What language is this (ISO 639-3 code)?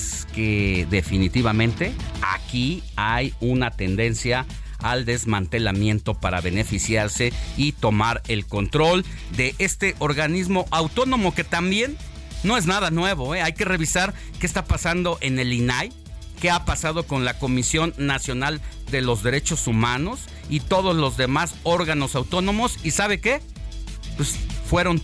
spa